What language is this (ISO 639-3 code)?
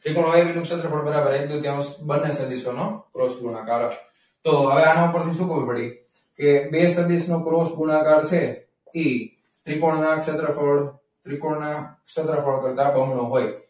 guj